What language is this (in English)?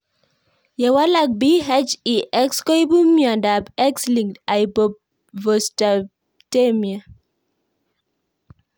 Kalenjin